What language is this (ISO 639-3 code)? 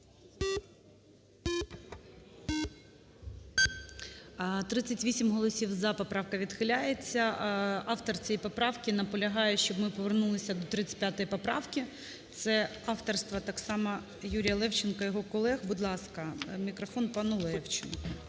ukr